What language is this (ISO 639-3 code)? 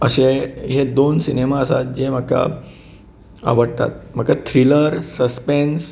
kok